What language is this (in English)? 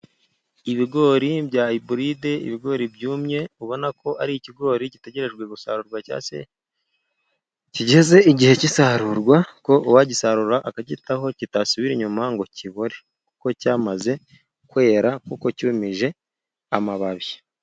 Kinyarwanda